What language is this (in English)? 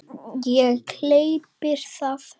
Icelandic